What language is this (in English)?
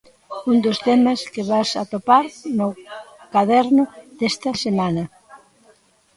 Galician